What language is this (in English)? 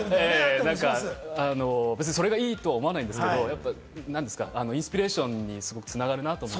Japanese